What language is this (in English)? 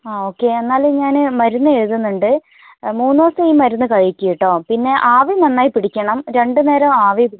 Malayalam